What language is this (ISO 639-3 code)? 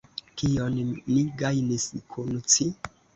epo